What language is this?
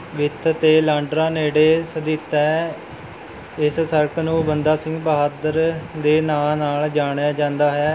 Punjabi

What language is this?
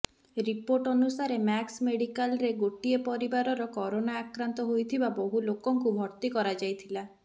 Odia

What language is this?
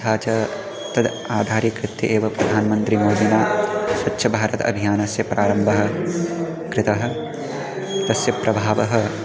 Sanskrit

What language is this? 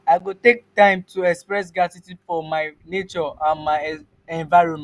Nigerian Pidgin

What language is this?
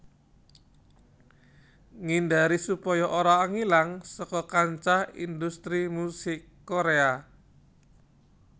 Javanese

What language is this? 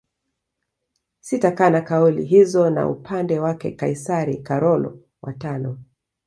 Swahili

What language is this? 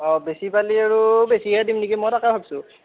Assamese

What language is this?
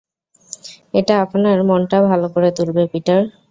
Bangla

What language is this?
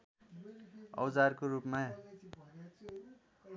Nepali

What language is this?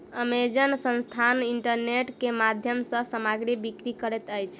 Maithili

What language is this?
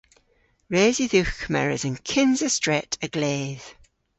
Cornish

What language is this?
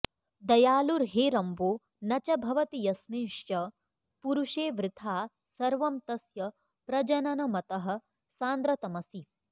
Sanskrit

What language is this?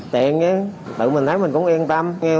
Vietnamese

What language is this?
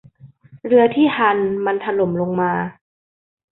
Thai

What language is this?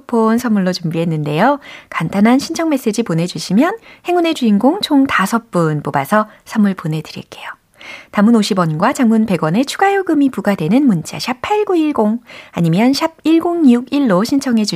Korean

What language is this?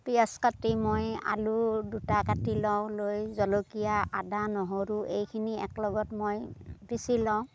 Assamese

